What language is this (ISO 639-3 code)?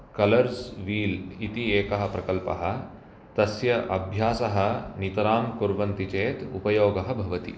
san